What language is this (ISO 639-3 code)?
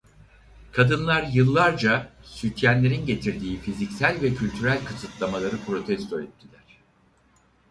tur